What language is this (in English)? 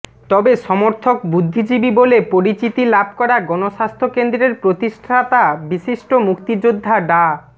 Bangla